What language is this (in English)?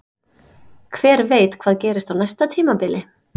Icelandic